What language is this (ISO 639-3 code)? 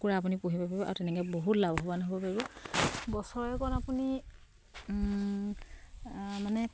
asm